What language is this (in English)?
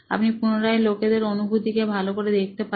Bangla